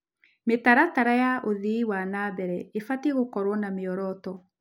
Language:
Kikuyu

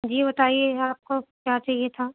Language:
Urdu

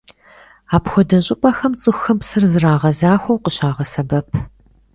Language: Kabardian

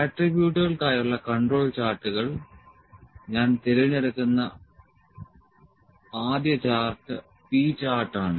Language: Malayalam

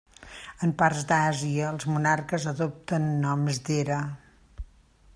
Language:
Catalan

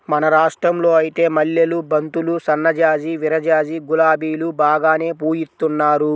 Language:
Telugu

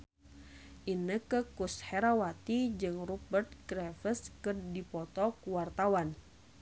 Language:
Sundanese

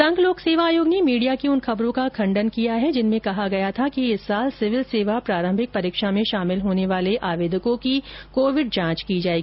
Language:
Hindi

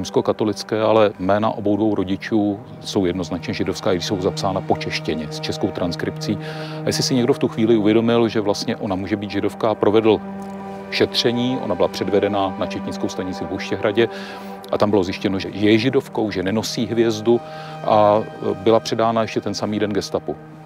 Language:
Czech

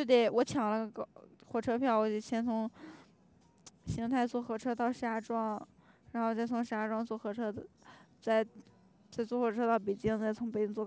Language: Chinese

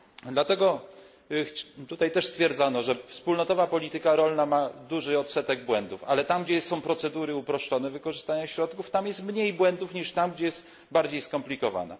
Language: Polish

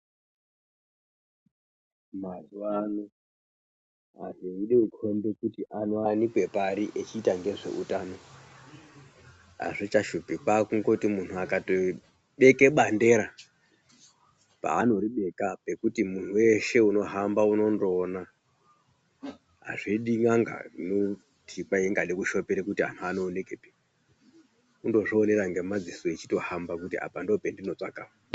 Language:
Ndau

